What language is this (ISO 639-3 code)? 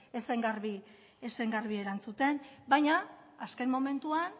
eus